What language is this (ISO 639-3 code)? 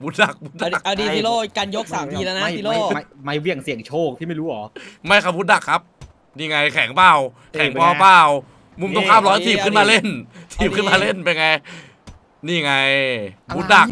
tha